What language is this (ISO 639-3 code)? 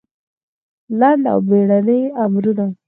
pus